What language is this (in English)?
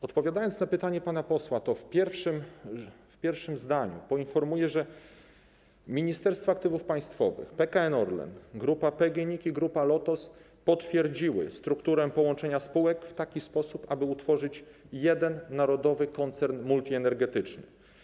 Polish